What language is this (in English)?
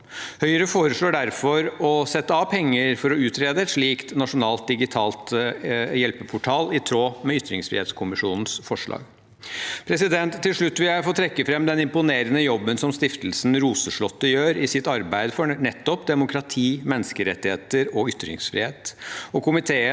Norwegian